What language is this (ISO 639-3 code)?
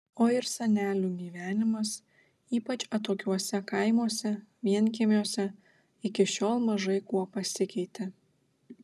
lit